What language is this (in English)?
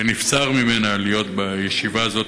Hebrew